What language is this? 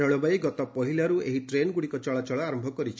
Odia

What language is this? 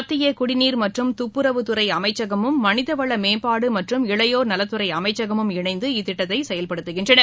Tamil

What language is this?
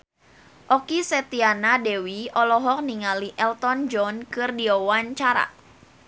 Sundanese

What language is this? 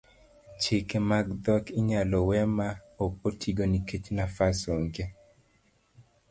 Luo (Kenya and Tanzania)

